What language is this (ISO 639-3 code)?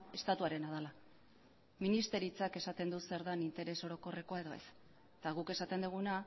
eus